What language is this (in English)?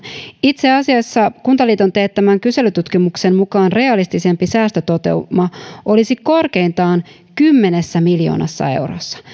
Finnish